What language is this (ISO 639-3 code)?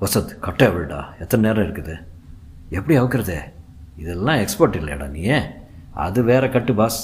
tam